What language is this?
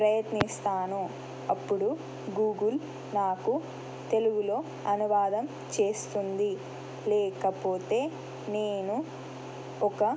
Telugu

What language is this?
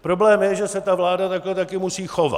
Czech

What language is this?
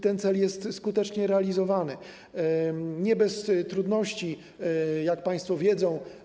Polish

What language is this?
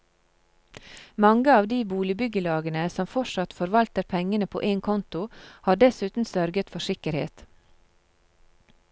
Norwegian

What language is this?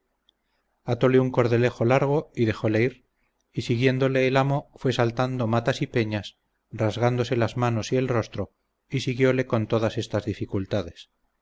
Spanish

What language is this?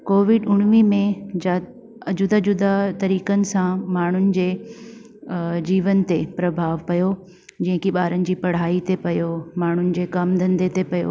Sindhi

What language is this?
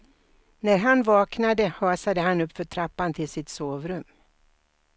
Swedish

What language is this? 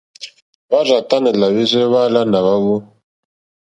Mokpwe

